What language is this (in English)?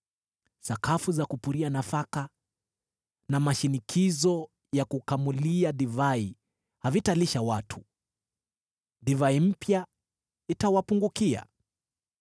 Swahili